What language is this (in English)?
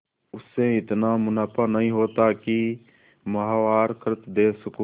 Hindi